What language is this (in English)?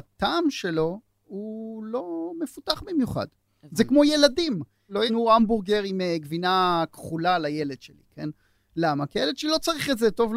Hebrew